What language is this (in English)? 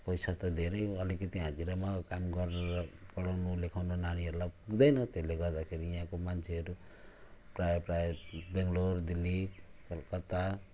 Nepali